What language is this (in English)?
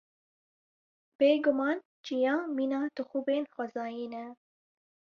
Kurdish